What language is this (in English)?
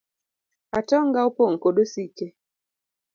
Luo (Kenya and Tanzania)